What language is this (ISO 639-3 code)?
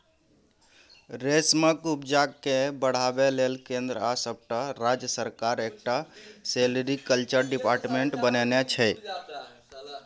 mai